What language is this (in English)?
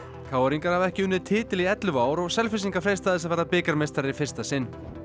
Icelandic